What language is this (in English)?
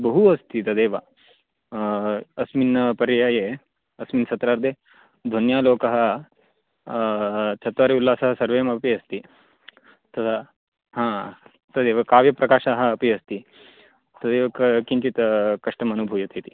Sanskrit